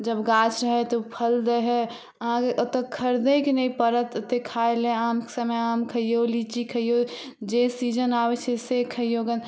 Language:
Maithili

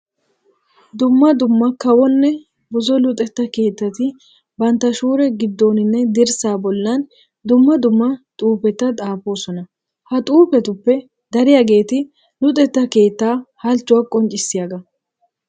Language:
Wolaytta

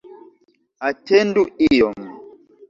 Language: Esperanto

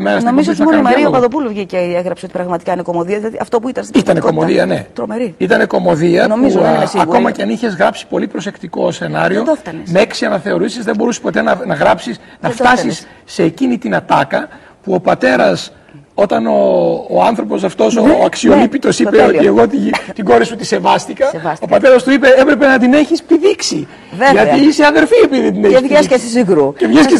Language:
Greek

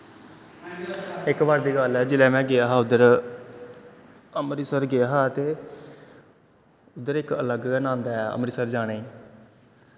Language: Dogri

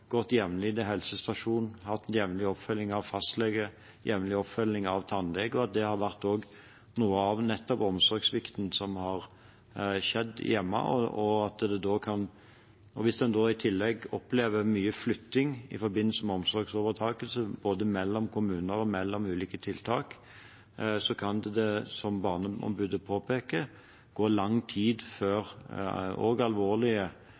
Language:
Norwegian Bokmål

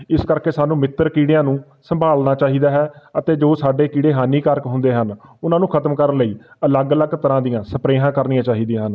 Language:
Punjabi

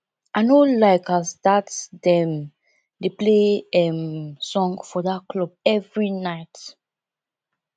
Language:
Nigerian Pidgin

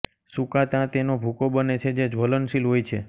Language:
Gujarati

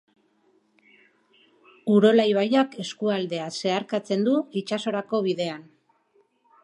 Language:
Basque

